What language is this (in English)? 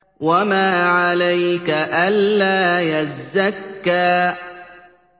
Arabic